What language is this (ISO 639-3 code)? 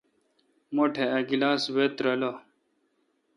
xka